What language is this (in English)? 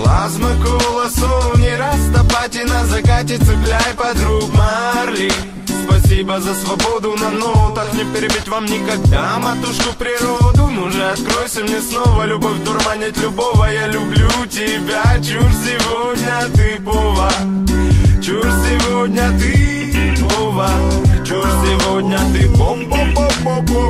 Russian